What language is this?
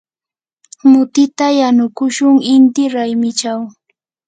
Yanahuanca Pasco Quechua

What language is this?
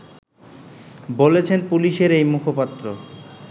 Bangla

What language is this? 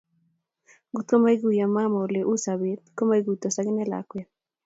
Kalenjin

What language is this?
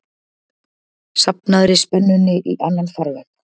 Icelandic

